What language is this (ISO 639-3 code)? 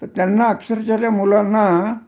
mar